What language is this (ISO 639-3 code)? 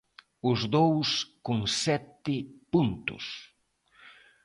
glg